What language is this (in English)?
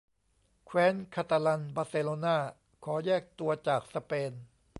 Thai